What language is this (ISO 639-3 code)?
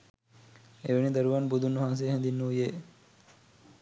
sin